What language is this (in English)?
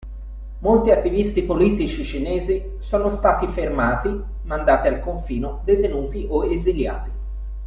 Italian